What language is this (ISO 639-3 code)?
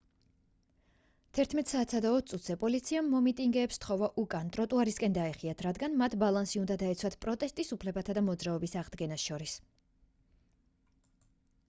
kat